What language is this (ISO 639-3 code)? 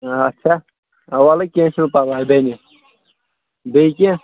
kas